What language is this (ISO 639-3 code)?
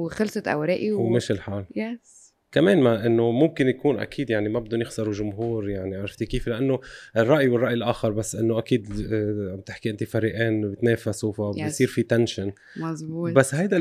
ara